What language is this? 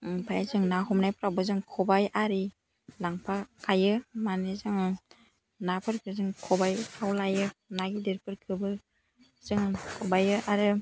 Bodo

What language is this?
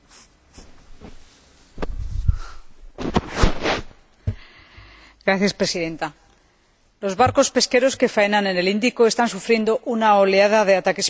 Spanish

